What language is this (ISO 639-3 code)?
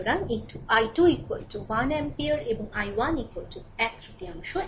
ben